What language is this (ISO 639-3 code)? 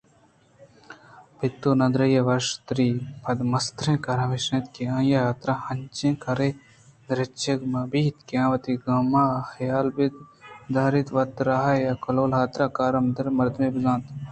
bgp